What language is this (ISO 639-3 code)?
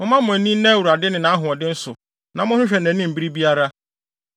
aka